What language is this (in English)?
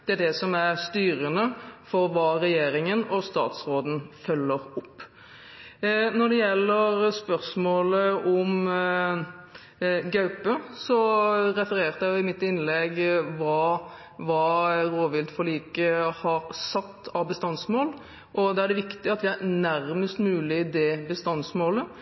Norwegian Bokmål